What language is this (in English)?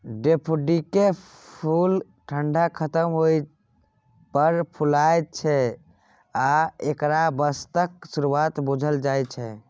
Maithili